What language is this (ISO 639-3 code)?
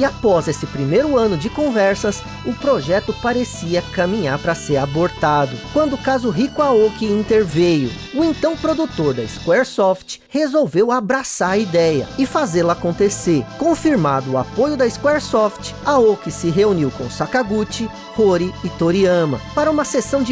por